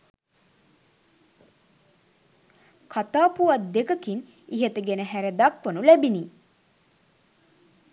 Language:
Sinhala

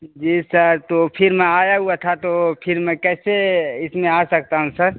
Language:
Urdu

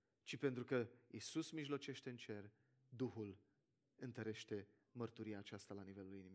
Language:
Romanian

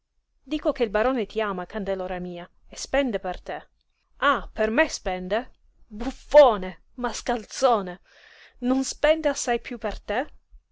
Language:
Italian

